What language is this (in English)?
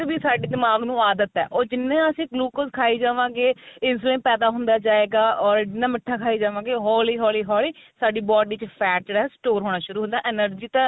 Punjabi